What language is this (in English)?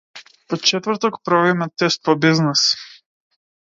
Macedonian